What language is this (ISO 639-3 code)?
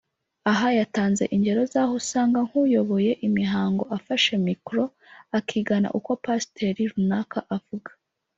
kin